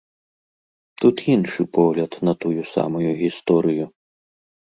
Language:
Belarusian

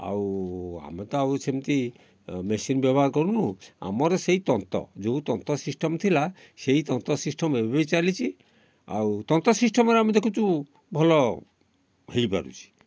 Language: Odia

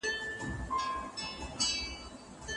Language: Pashto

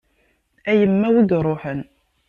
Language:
Kabyle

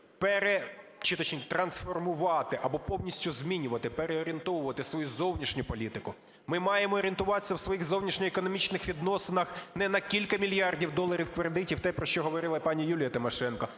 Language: Ukrainian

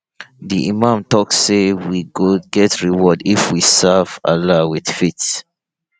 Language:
Nigerian Pidgin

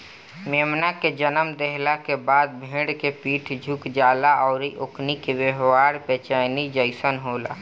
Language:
Bhojpuri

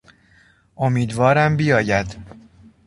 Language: Persian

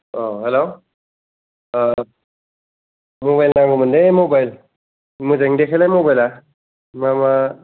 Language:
Bodo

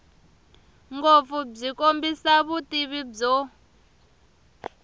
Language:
Tsonga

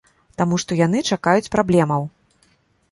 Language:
Belarusian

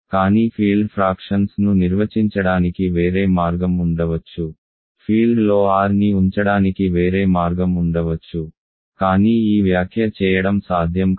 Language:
Telugu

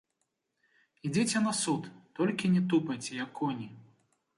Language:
Belarusian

